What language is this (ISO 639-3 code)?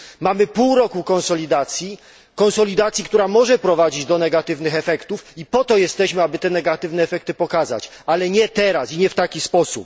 pol